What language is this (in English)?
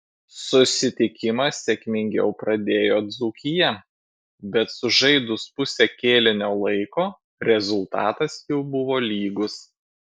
Lithuanian